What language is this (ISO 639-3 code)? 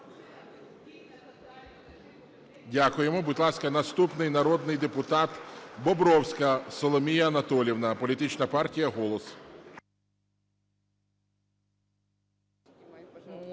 ukr